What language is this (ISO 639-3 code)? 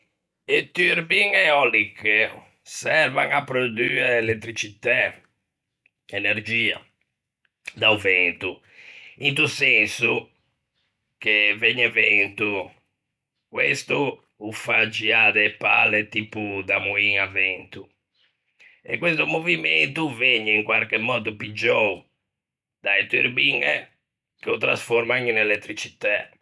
lij